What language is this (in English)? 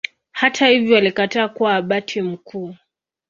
Swahili